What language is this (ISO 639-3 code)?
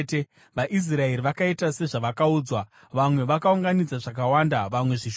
sna